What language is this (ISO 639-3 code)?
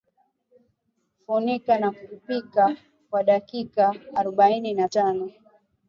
swa